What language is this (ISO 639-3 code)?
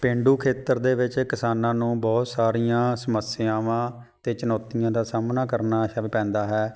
pan